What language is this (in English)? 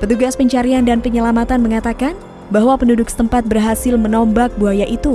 Indonesian